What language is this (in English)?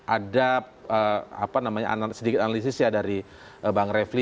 Indonesian